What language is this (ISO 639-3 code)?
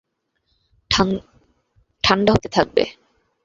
ben